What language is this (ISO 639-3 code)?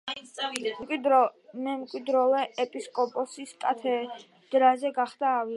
kat